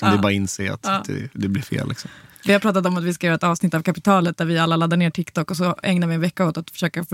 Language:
Swedish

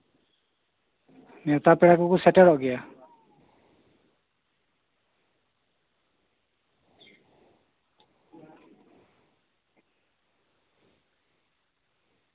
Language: Santali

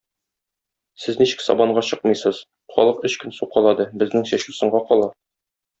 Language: Tatar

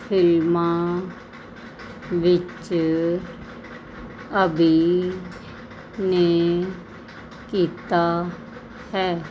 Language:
Punjabi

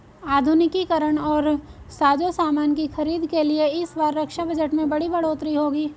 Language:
Hindi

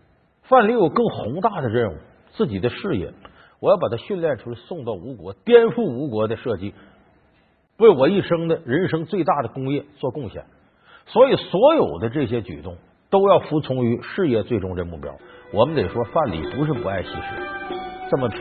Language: Chinese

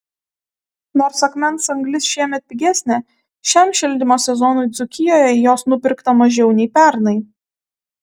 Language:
Lithuanian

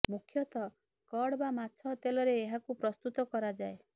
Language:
Odia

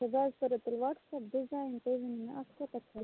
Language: Kashmiri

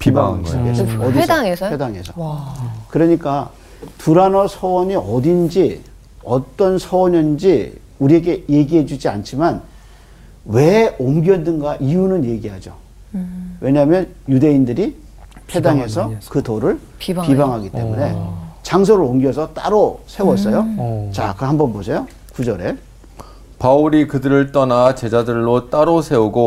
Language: Korean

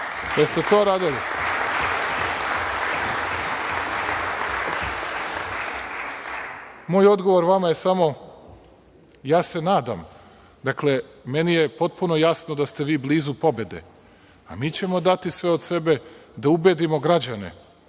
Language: Serbian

